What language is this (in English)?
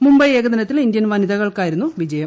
Malayalam